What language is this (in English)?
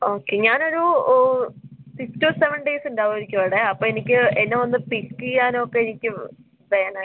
Malayalam